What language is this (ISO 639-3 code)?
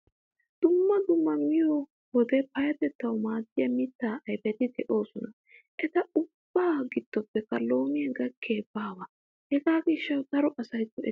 wal